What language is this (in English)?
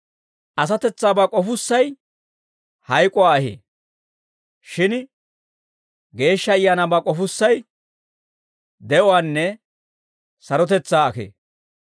Dawro